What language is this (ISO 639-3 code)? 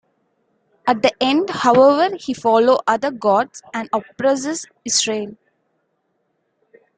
eng